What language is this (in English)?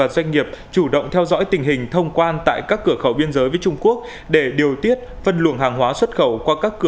Vietnamese